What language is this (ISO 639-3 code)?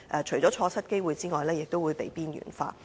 yue